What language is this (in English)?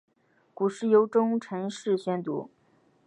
Chinese